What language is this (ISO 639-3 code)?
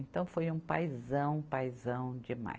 por